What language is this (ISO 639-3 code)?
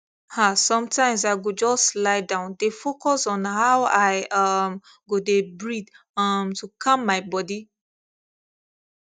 pcm